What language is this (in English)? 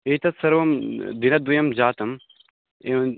Sanskrit